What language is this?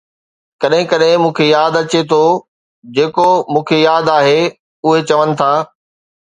Sindhi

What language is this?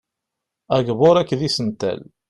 Kabyle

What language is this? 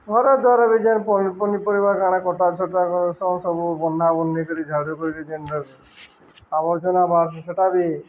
Odia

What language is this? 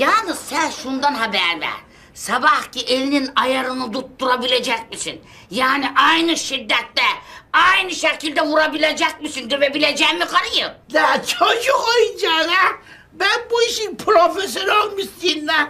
Turkish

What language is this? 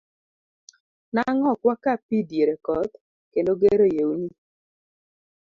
Luo (Kenya and Tanzania)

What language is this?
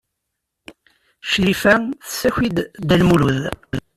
Kabyle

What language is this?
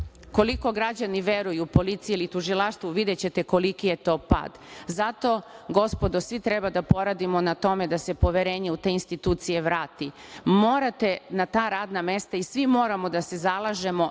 Serbian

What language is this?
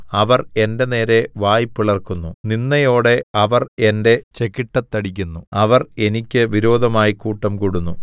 Malayalam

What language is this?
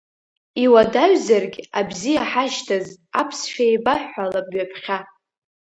Abkhazian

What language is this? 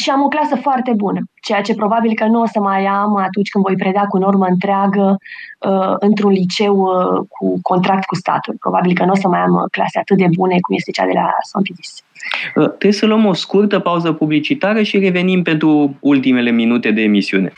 Romanian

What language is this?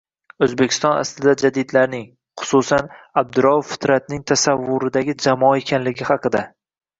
Uzbek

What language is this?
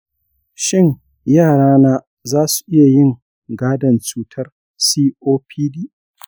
Hausa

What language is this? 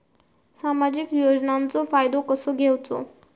Marathi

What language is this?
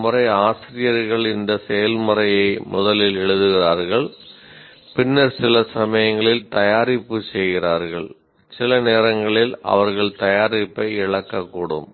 Tamil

